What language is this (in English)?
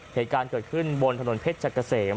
Thai